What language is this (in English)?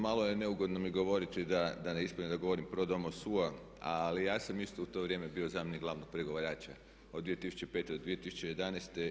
Croatian